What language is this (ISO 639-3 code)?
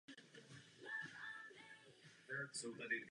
ces